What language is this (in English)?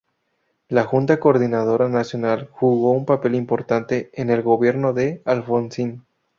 Spanish